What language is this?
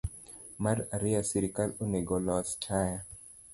Luo (Kenya and Tanzania)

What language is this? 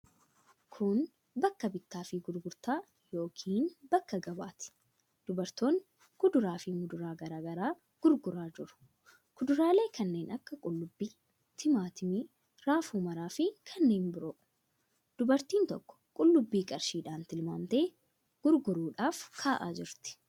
Oromo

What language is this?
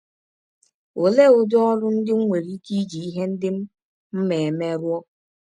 Igbo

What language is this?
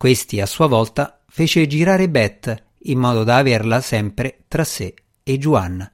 Italian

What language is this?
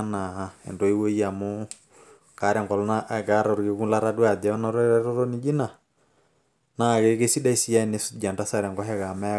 Masai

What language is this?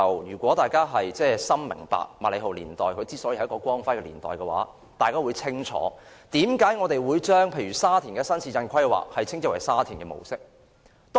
Cantonese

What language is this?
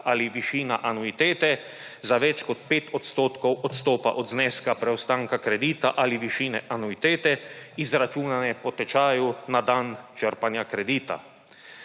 Slovenian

